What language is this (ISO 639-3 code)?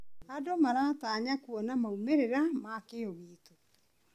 kik